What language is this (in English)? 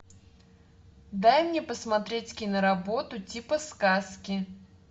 Russian